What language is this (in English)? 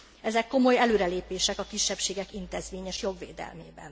Hungarian